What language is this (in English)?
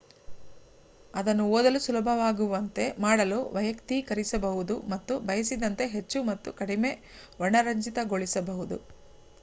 Kannada